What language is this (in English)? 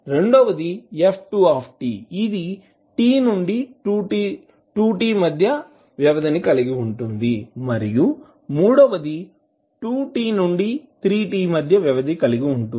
Telugu